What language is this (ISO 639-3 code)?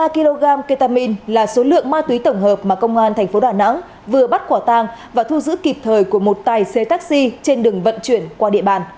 vie